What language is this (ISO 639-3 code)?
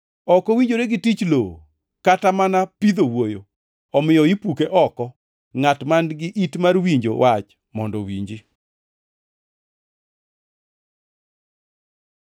luo